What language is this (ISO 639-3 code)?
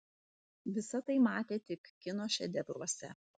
lit